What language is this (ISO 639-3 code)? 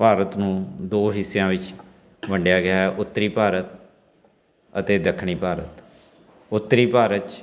pan